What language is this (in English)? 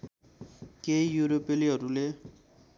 Nepali